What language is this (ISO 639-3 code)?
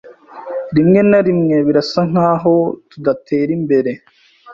kin